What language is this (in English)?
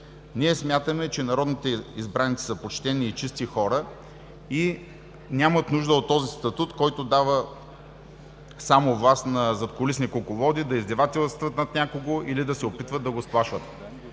Bulgarian